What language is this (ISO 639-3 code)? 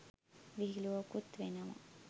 sin